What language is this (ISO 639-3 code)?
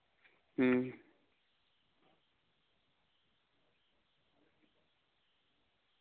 sat